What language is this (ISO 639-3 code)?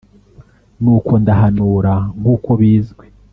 kin